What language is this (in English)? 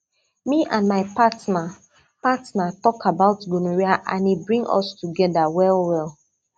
Nigerian Pidgin